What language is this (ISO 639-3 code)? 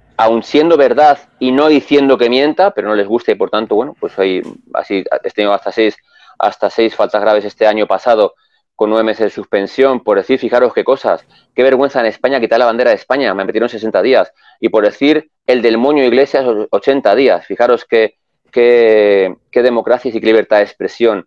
spa